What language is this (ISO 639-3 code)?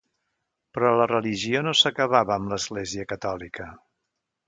cat